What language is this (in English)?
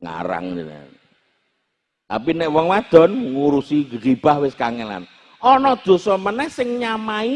Indonesian